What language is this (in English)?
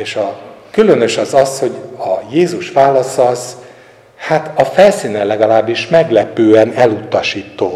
Hungarian